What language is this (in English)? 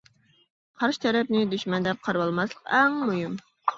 Uyghur